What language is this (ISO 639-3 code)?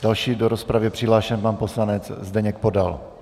ces